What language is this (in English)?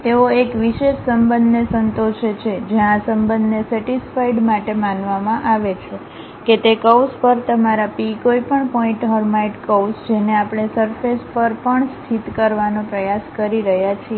Gujarati